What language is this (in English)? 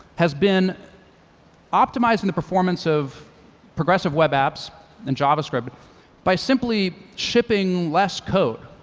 English